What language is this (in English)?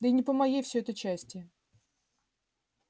Russian